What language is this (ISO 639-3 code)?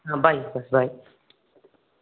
kan